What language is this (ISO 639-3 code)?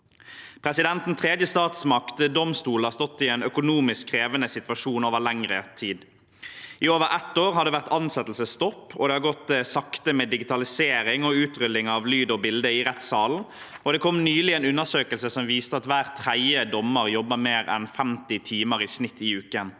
nor